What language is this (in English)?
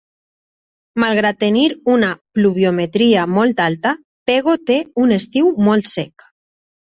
Catalan